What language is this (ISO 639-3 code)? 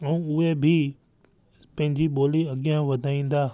snd